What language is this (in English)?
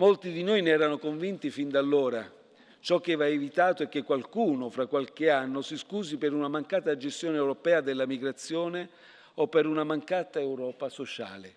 Italian